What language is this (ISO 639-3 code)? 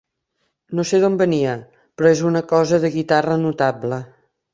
cat